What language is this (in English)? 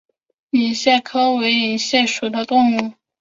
Chinese